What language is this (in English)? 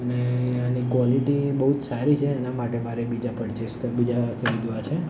Gujarati